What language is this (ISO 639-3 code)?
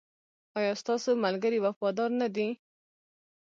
pus